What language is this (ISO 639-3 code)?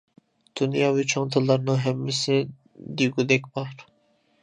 uig